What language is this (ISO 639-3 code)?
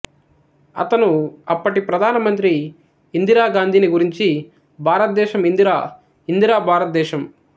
tel